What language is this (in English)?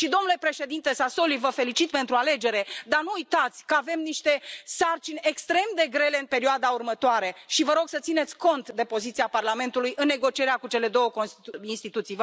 Romanian